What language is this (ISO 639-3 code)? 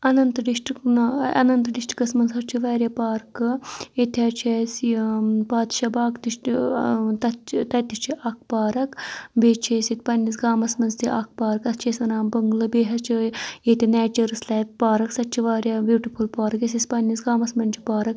kas